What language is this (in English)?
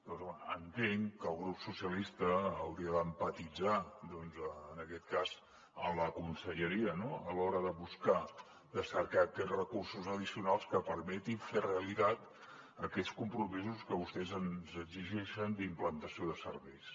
Catalan